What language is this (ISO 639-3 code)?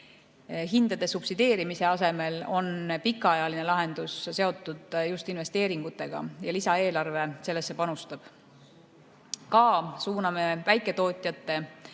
est